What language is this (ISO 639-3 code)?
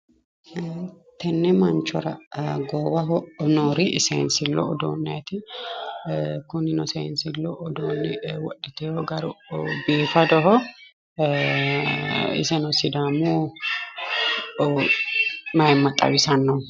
sid